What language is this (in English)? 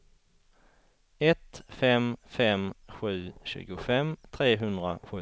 Swedish